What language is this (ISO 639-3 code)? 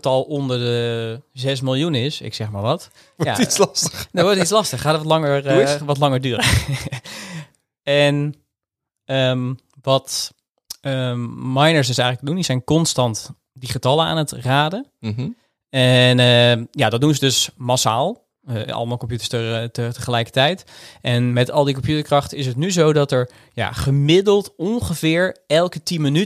nld